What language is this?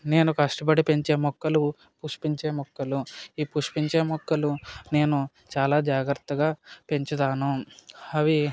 Telugu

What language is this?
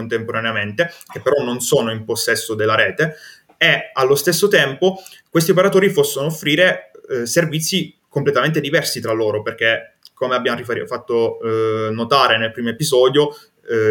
Italian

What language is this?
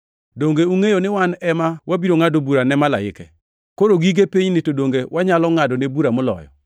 Luo (Kenya and Tanzania)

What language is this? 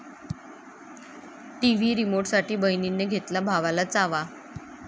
Marathi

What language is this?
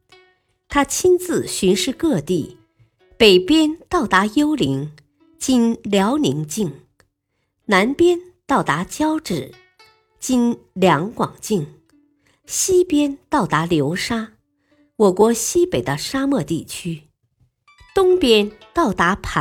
Chinese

